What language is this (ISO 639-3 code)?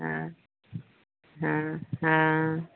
mai